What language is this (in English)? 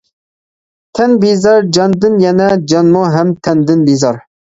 Uyghur